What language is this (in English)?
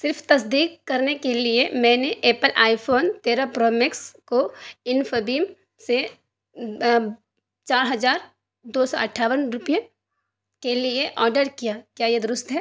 Urdu